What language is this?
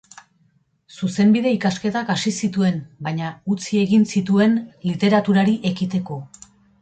Basque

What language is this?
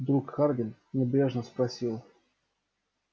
Russian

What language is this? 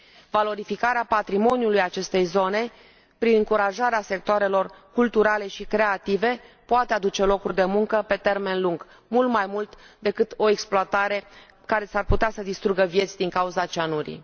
Romanian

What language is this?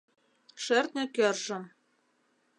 Mari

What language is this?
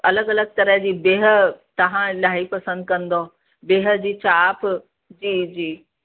Sindhi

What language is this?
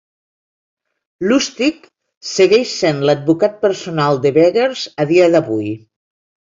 Catalan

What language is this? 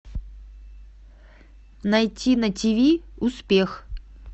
Russian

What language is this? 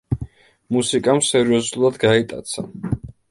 Georgian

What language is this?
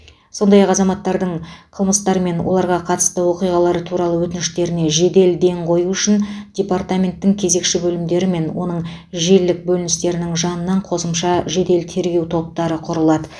Kazakh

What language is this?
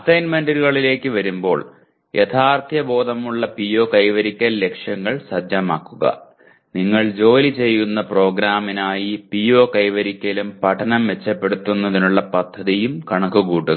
Malayalam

